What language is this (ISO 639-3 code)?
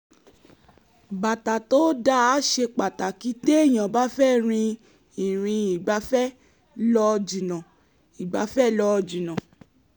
yor